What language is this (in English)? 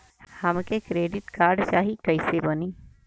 Bhojpuri